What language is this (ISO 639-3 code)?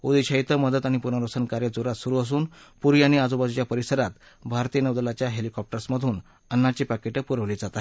mar